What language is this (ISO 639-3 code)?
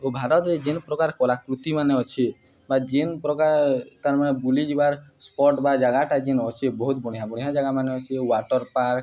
ori